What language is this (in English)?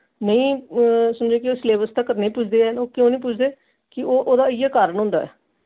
Dogri